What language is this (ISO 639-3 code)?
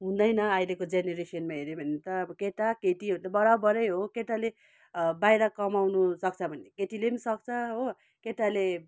nep